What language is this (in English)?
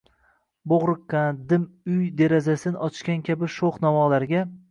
Uzbek